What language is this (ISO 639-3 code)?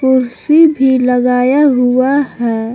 hin